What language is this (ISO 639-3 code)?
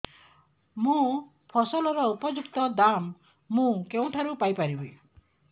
ori